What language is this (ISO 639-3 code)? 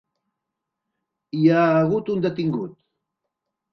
cat